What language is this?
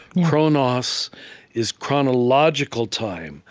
English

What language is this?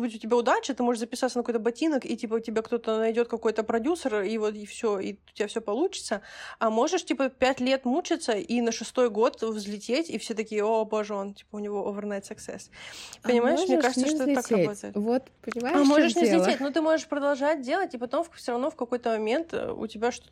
Russian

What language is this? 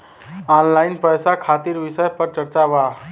Bhojpuri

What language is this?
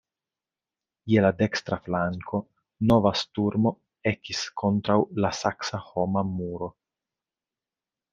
Esperanto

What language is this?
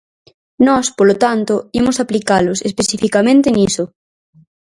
Galician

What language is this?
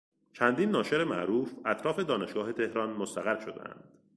Persian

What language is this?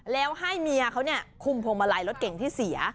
Thai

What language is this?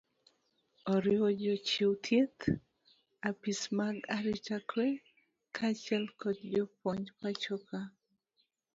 Luo (Kenya and Tanzania)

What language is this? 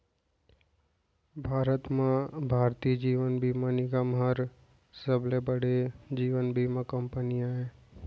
Chhattisgarhi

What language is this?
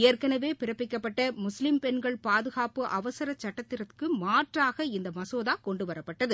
Tamil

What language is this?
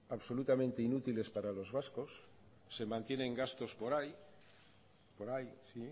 Spanish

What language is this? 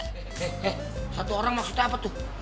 Indonesian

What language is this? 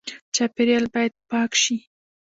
Pashto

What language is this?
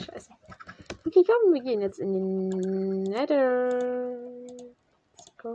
German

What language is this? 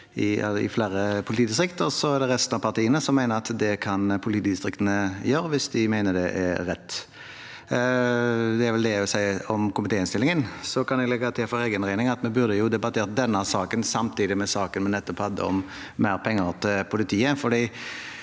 Norwegian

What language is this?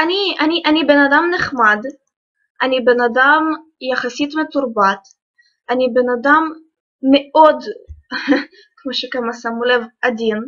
Hebrew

